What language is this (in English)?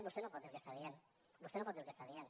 Catalan